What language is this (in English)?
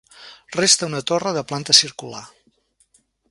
Catalan